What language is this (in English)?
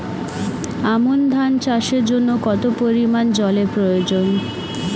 Bangla